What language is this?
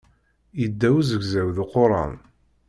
Kabyle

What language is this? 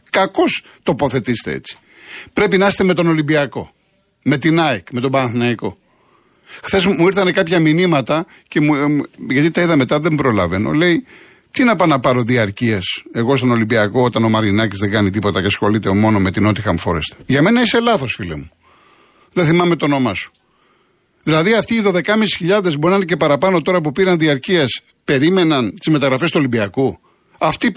Greek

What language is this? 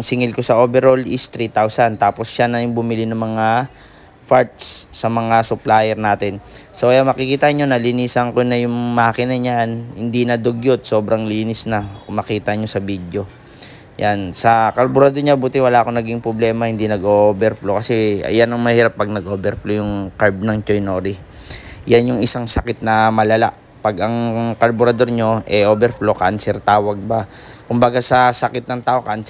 Filipino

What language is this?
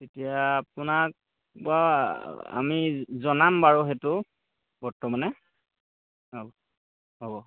Assamese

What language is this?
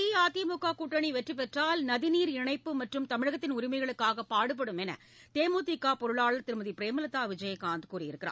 Tamil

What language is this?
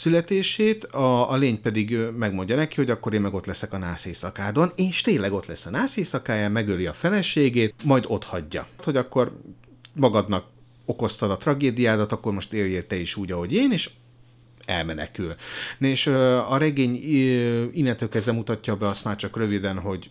Hungarian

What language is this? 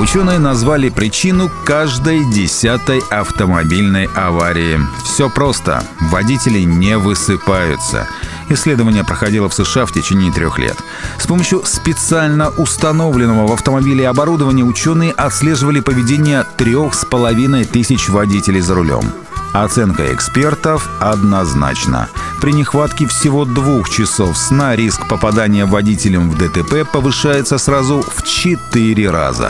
Russian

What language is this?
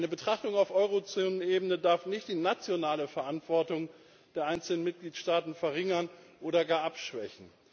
German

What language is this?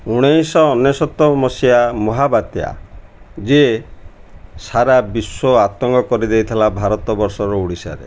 Odia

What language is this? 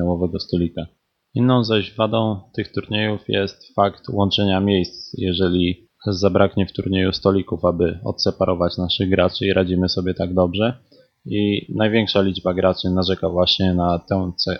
Polish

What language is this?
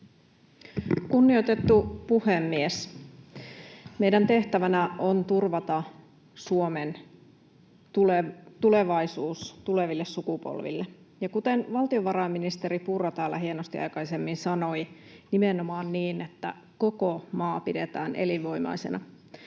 Finnish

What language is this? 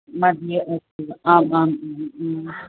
Sanskrit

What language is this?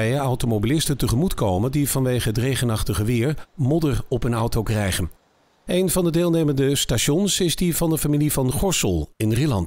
Dutch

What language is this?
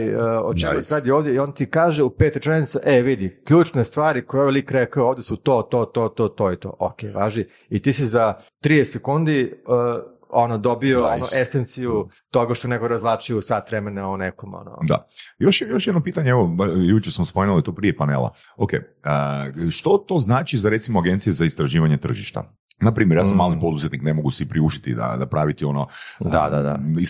Croatian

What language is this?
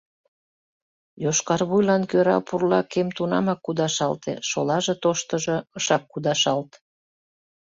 Mari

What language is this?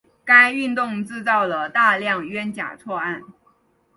Chinese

